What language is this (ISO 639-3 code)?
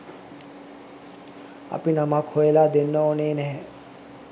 sin